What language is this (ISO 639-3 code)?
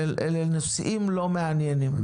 heb